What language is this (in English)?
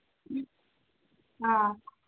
Manipuri